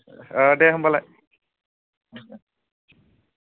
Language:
Bodo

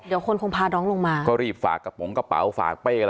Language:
Thai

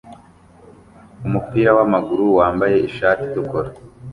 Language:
Kinyarwanda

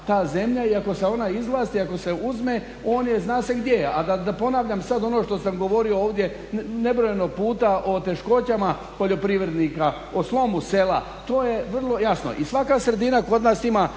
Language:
Croatian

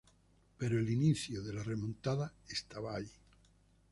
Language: Spanish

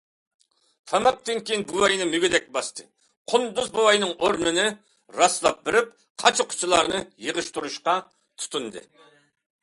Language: Uyghur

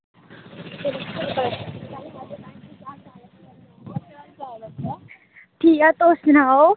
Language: Dogri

